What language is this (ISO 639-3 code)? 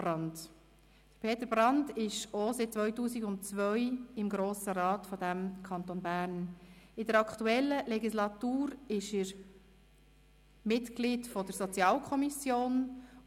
gsw